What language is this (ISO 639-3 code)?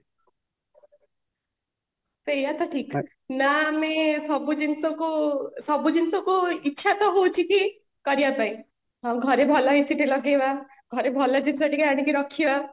ori